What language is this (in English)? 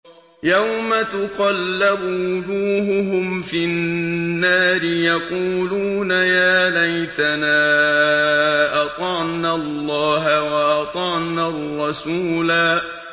Arabic